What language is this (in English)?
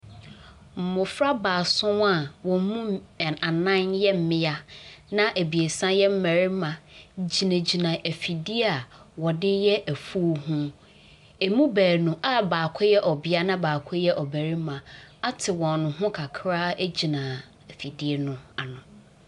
Akan